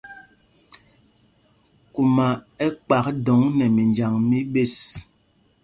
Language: Mpumpong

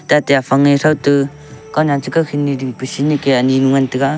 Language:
Wancho Naga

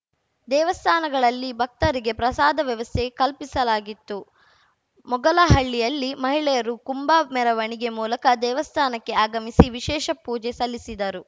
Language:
Kannada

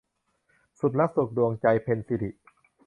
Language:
Thai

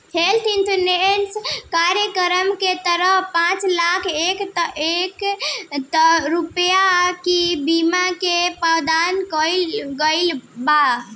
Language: Bhojpuri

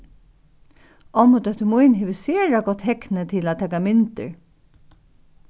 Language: Faroese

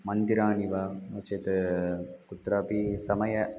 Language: Sanskrit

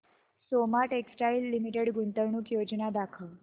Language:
Marathi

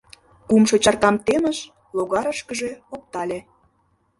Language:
Mari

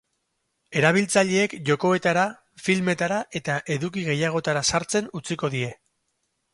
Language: Basque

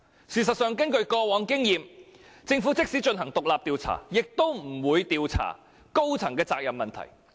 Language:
Cantonese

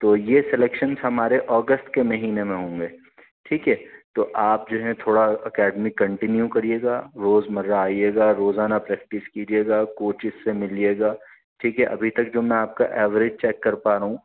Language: Urdu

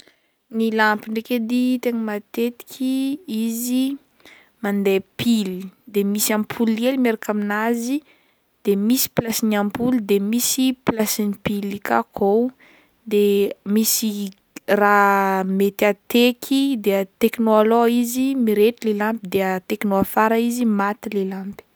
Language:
Northern Betsimisaraka Malagasy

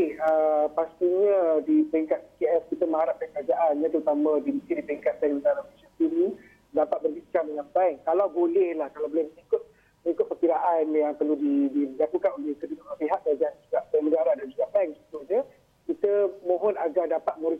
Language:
Malay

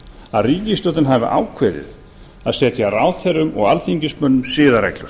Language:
Icelandic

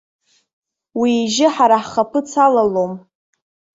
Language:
Abkhazian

